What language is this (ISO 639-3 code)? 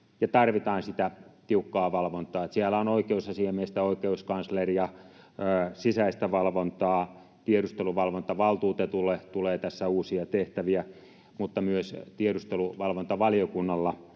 fin